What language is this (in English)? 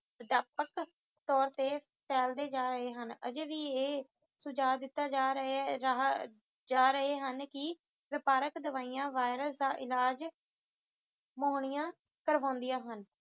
Punjabi